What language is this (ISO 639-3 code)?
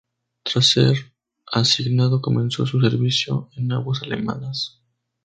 spa